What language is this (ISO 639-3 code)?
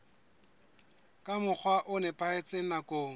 sot